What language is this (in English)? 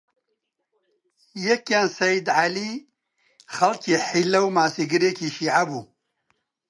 Central Kurdish